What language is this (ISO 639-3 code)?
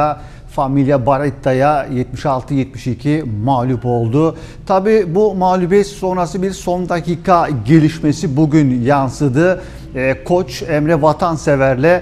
tur